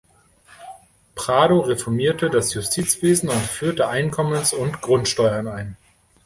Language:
German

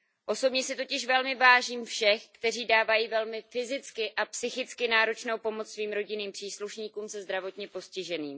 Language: Czech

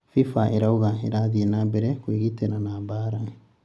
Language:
Kikuyu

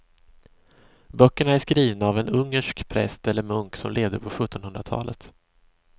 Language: Swedish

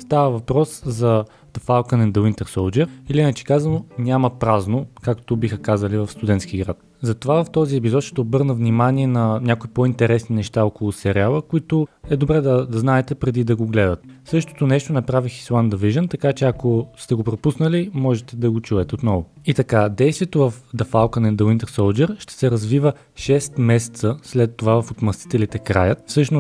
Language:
Bulgarian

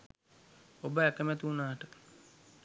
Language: Sinhala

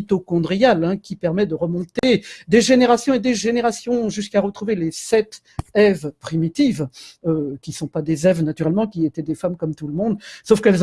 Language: French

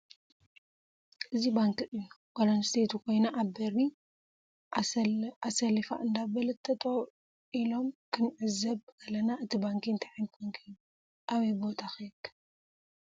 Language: Tigrinya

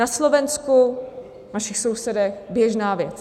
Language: Czech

